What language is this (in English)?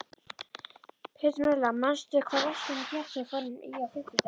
Icelandic